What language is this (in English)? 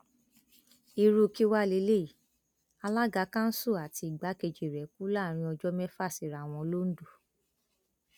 Yoruba